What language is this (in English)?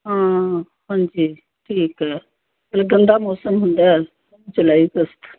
Punjabi